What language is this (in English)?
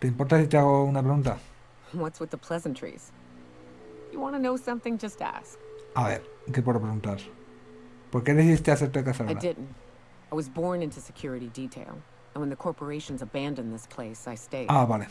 Spanish